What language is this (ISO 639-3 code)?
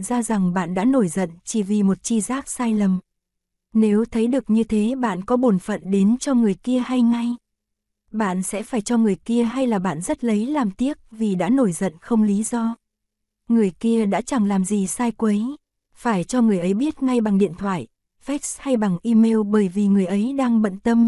vie